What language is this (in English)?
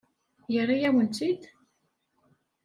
Kabyle